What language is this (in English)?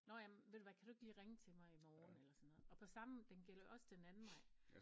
Danish